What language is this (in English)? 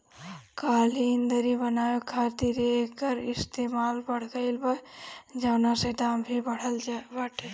Bhojpuri